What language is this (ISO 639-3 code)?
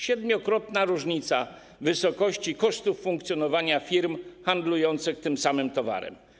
pol